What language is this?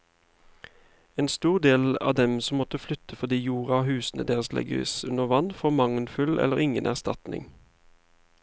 Norwegian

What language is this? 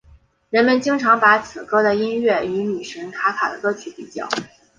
Chinese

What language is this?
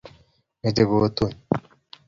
Kalenjin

